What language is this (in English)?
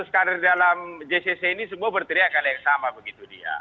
Indonesian